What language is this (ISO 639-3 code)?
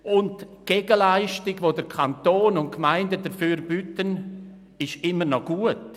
gsw